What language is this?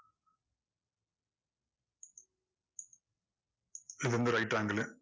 Tamil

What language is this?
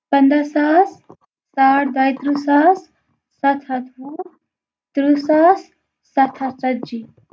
Kashmiri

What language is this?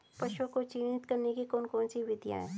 Hindi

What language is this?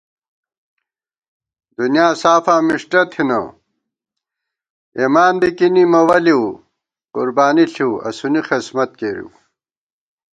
Gawar-Bati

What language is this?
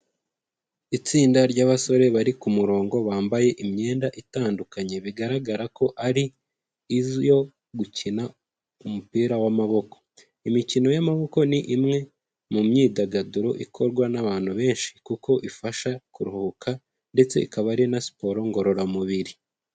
Kinyarwanda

